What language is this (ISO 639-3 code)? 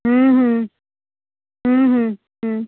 ori